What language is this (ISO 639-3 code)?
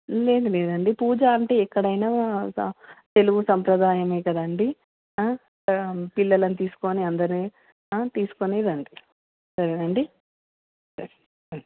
tel